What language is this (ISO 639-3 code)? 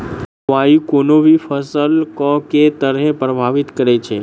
mai